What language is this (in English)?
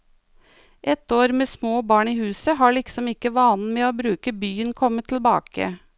Norwegian